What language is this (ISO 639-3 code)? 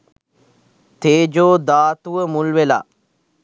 sin